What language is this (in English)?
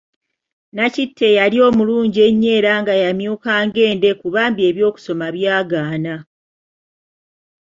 Ganda